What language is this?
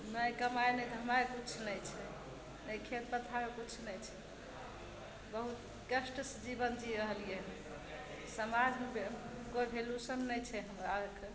Maithili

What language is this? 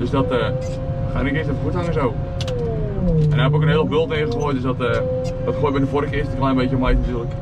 Dutch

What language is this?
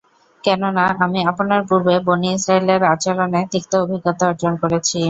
Bangla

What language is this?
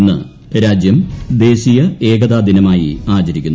Malayalam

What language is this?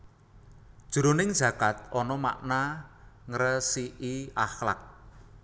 Javanese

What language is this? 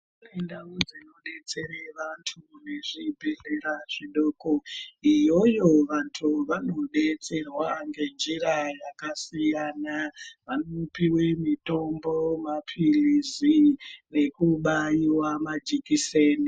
Ndau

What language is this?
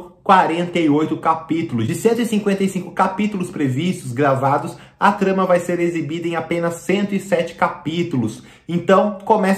Portuguese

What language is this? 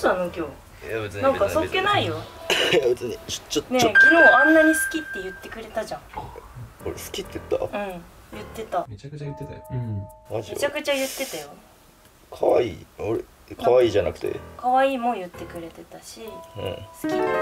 Japanese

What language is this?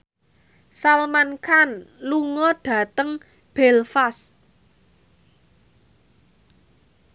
Javanese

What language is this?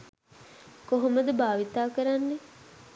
Sinhala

